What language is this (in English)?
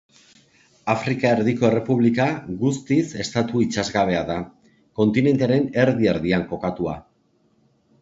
Basque